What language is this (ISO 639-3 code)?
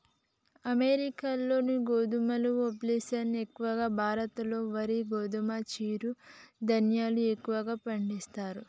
tel